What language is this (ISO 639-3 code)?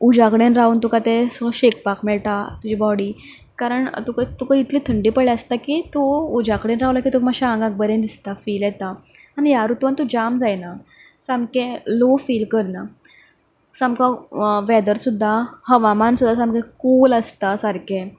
kok